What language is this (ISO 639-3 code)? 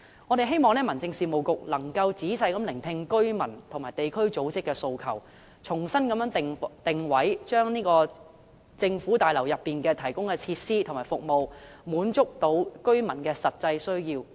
yue